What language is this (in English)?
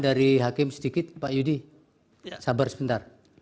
Indonesian